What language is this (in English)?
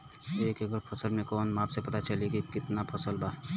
Bhojpuri